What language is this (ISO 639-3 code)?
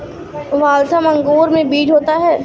hin